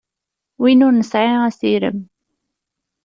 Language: Kabyle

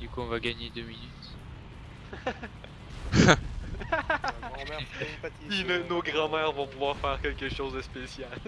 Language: French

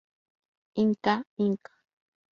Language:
Spanish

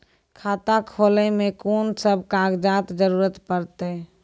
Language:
Maithili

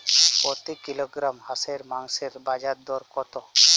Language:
Bangla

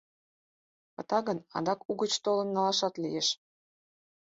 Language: Mari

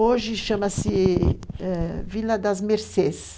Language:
Portuguese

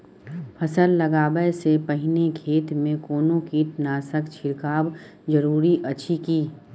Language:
Maithili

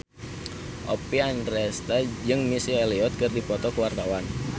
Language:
Sundanese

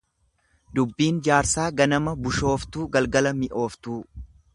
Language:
Oromo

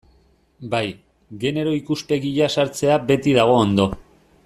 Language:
Basque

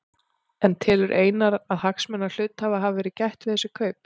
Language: Icelandic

